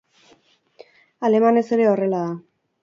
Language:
Basque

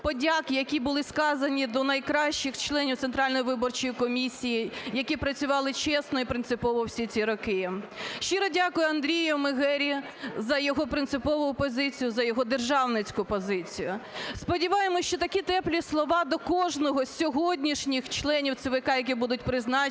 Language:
Ukrainian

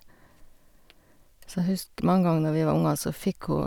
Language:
Norwegian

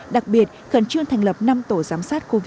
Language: Vietnamese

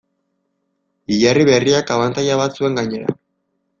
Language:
Basque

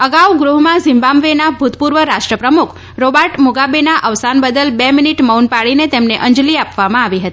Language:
Gujarati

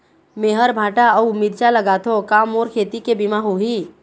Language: Chhattisgarhi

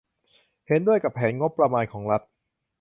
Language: Thai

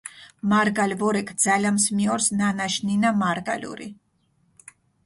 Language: Mingrelian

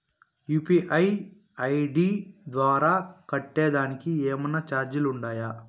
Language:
Telugu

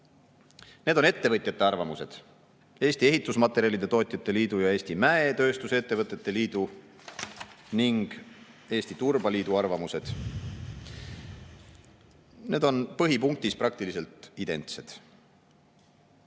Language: Estonian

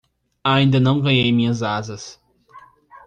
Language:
Portuguese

